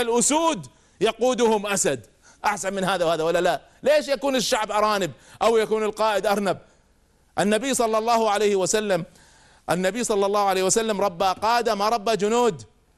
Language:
Arabic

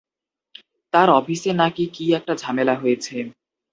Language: Bangla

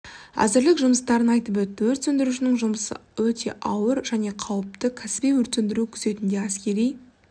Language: Kazakh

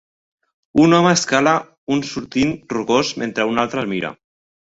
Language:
Catalan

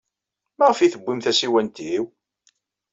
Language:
Kabyle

